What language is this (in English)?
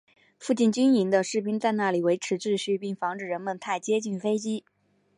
Chinese